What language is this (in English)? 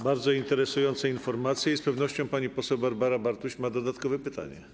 Polish